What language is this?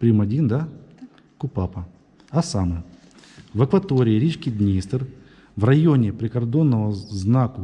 Russian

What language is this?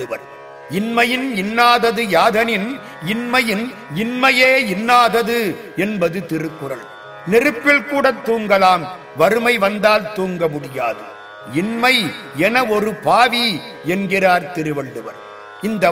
Tamil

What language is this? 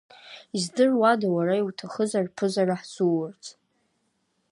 Abkhazian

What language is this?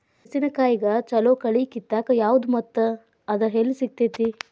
Kannada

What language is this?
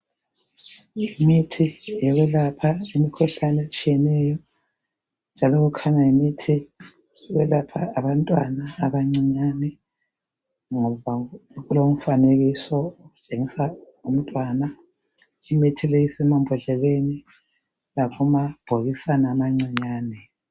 North Ndebele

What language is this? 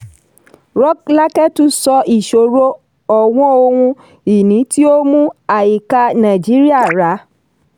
Yoruba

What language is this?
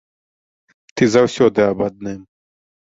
Belarusian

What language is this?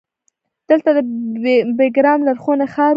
Pashto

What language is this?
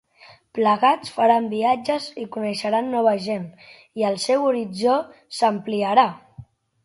Catalan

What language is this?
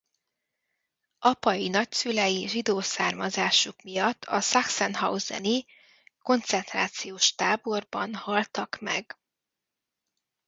Hungarian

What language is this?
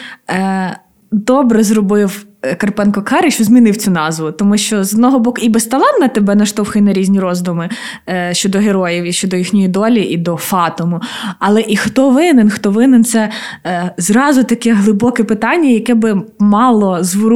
Ukrainian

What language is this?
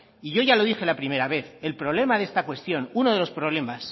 Spanish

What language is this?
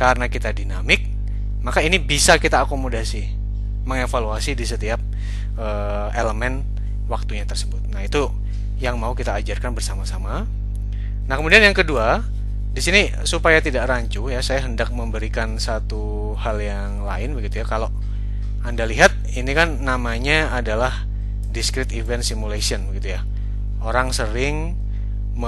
Indonesian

